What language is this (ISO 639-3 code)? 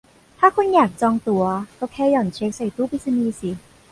tha